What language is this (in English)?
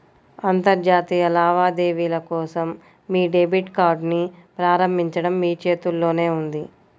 Telugu